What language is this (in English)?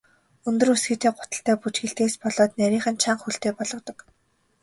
Mongolian